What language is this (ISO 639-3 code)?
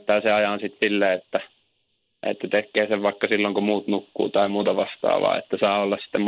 fin